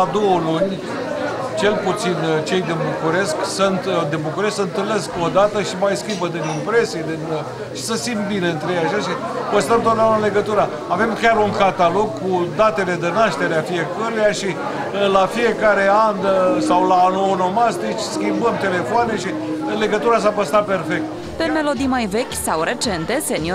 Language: Romanian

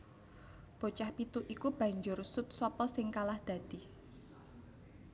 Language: Javanese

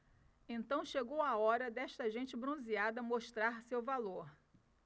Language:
Portuguese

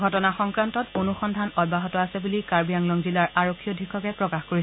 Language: Assamese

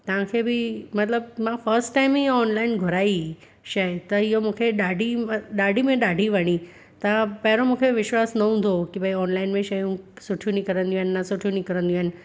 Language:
Sindhi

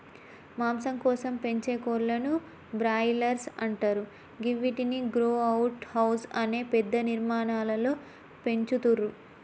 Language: Telugu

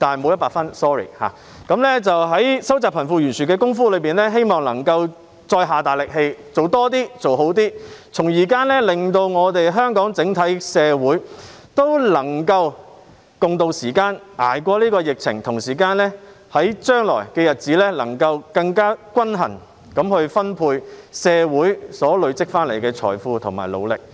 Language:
Cantonese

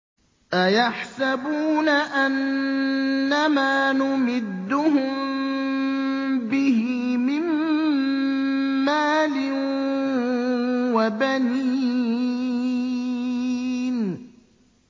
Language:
Arabic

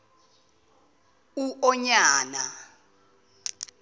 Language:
Zulu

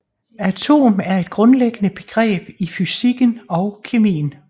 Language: Danish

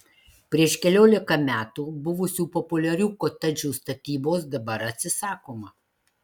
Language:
Lithuanian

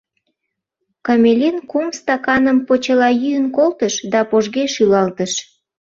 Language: Mari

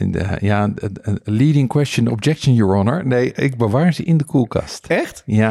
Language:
Dutch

